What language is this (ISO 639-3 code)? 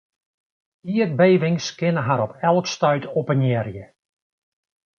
fry